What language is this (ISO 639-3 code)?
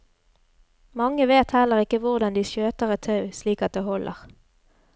nor